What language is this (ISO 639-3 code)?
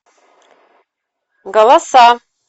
rus